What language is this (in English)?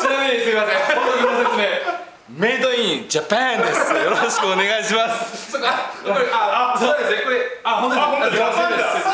Japanese